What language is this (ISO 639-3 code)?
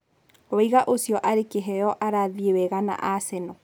kik